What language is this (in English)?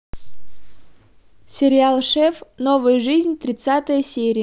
Russian